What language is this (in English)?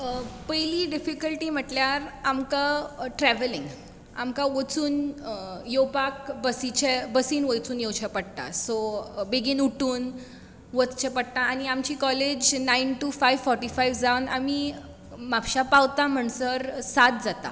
Konkani